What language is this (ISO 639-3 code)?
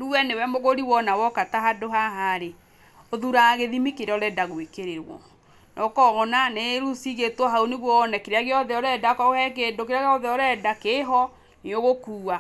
kik